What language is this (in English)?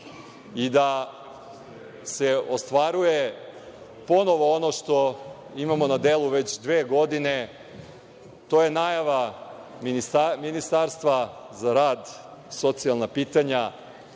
Serbian